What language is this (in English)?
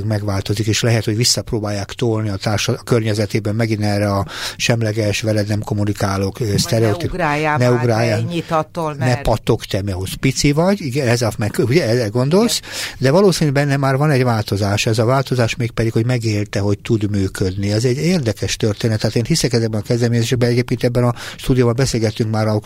Hungarian